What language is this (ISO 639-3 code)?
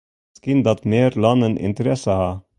fry